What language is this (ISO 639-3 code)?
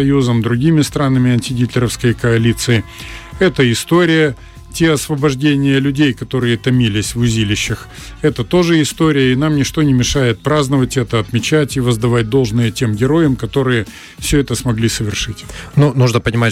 rus